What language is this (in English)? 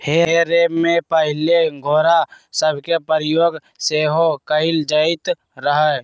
Magahi